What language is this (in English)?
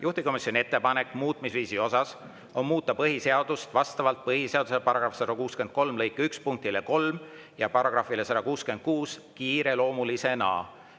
Estonian